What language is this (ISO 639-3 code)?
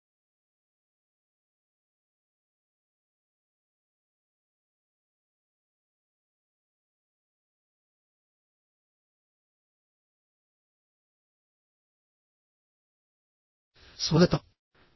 tel